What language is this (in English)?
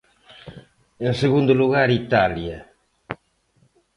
Galician